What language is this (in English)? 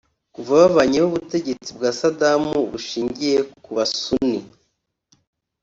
Kinyarwanda